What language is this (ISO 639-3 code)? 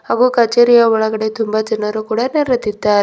kan